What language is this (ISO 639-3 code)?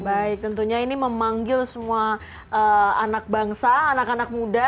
ind